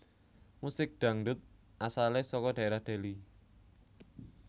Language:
Javanese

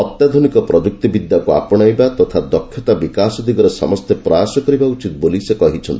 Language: Odia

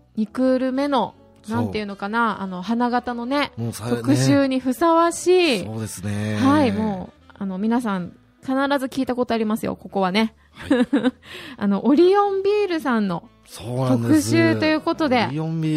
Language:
Japanese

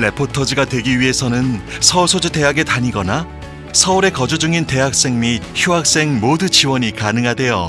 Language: Korean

